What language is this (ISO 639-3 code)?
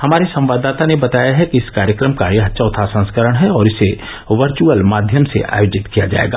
hin